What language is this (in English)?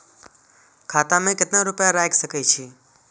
Maithili